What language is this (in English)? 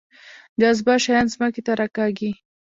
Pashto